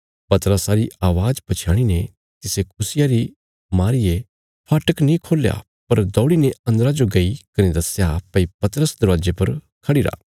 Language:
Bilaspuri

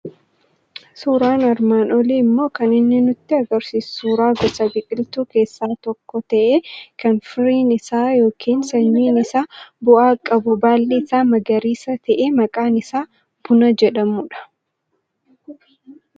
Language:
Oromo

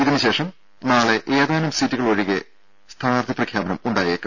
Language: Malayalam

